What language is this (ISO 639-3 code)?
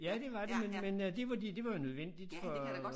dan